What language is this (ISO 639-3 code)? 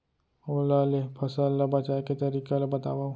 hne